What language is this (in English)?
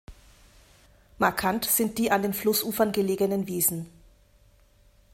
German